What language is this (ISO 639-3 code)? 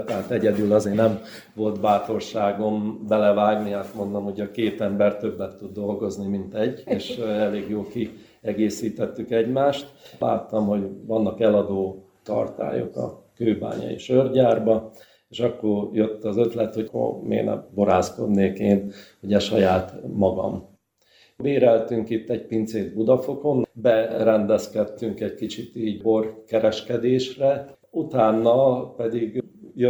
hun